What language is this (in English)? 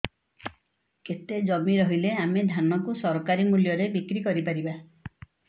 Odia